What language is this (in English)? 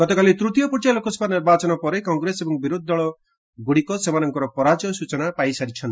Odia